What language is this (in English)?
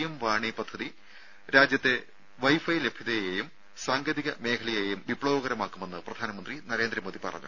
Malayalam